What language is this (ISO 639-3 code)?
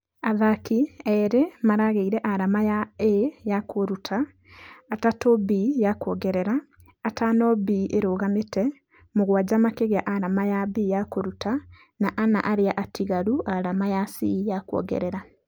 kik